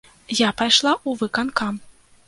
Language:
Belarusian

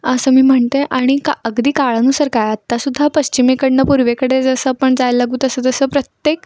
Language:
Marathi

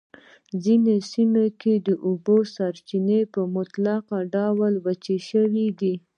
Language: Pashto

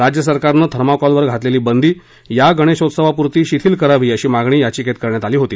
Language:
Marathi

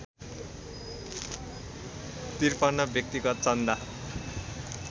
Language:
Nepali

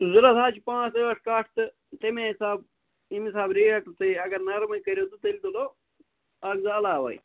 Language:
Kashmiri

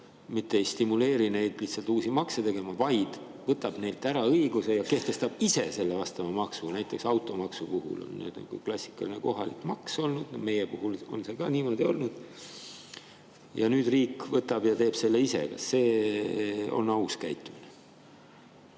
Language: Estonian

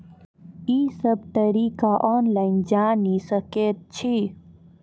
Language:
Maithili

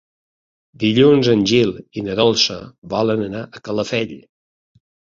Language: Catalan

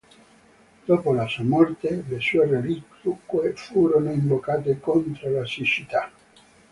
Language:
Italian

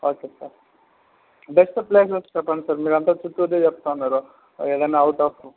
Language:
Telugu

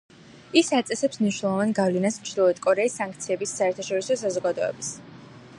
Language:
Georgian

